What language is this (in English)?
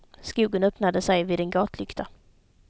Swedish